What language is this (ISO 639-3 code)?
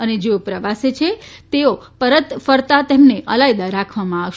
guj